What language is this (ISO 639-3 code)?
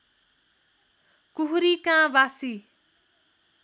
nep